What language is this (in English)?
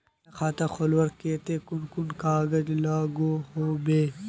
Magahi